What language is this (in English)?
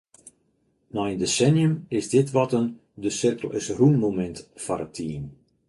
Western Frisian